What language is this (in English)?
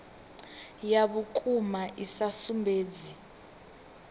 Venda